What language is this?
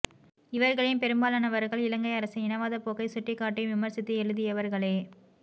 Tamil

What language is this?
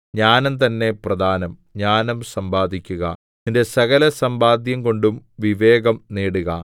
Malayalam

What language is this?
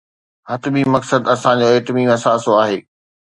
Sindhi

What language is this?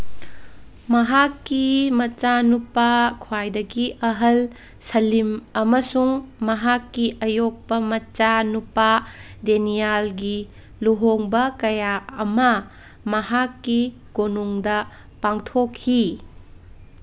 Manipuri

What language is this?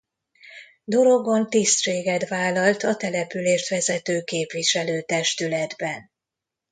Hungarian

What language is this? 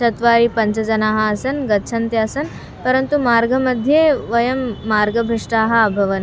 Sanskrit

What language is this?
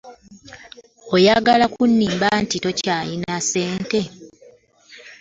Ganda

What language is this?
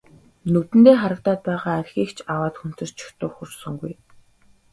Mongolian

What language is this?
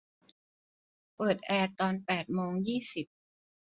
Thai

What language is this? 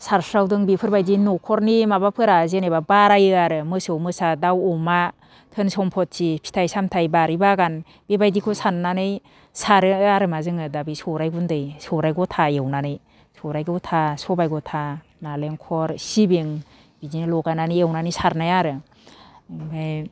Bodo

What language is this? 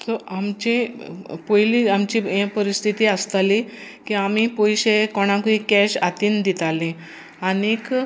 Konkani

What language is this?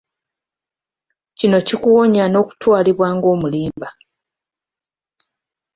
Ganda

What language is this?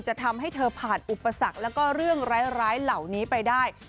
Thai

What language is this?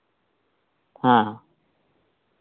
Santali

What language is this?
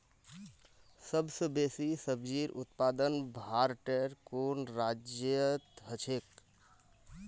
Magahi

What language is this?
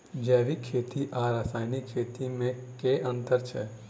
Maithili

